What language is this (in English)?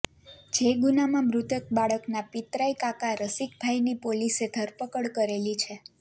Gujarati